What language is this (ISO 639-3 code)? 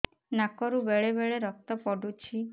ori